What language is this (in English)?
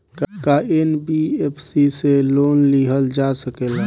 Bhojpuri